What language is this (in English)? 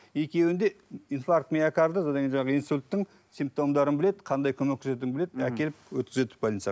Kazakh